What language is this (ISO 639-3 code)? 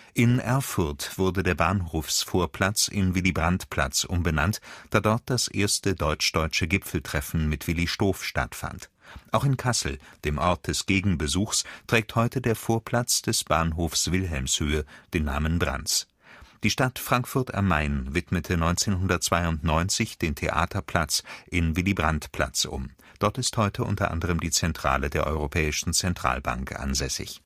deu